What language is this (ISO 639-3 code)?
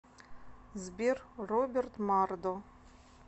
rus